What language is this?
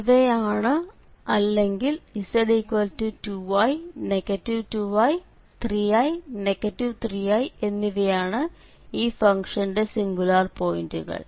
Malayalam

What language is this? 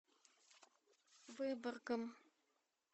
Russian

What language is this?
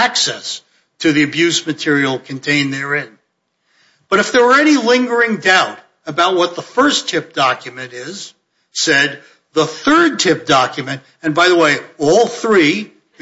English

